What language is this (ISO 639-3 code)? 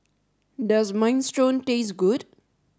eng